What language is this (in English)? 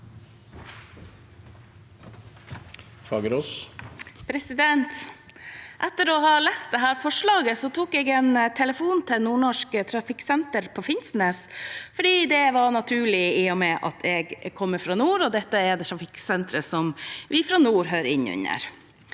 Norwegian